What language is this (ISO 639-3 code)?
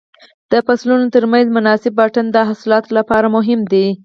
pus